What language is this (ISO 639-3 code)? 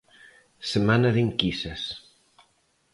glg